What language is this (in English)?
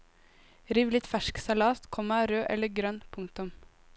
Norwegian